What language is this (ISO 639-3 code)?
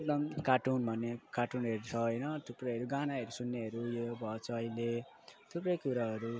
nep